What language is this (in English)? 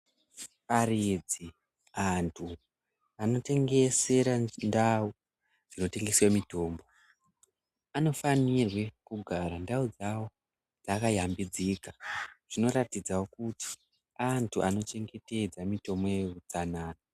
Ndau